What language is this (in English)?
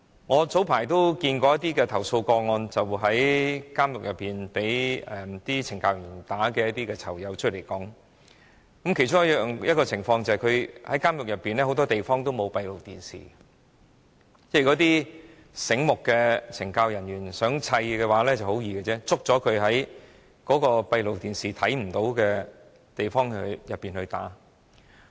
Cantonese